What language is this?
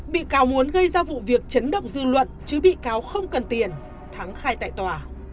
Vietnamese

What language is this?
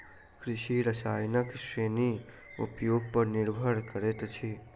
Maithili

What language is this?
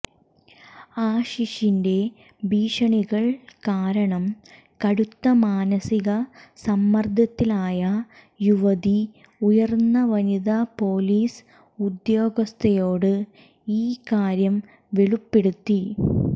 Malayalam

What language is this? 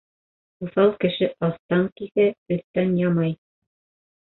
Bashkir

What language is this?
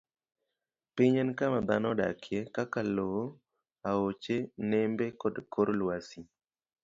Luo (Kenya and Tanzania)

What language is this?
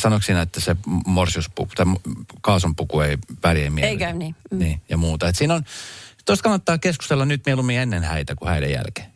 Finnish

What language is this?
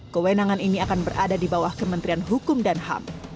Indonesian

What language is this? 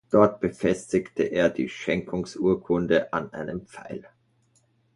German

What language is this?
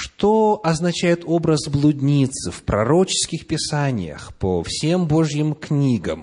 Russian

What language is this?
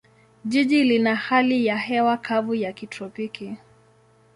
Swahili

